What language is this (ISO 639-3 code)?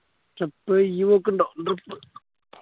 mal